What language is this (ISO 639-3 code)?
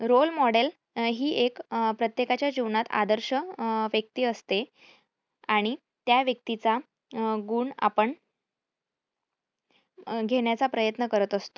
mar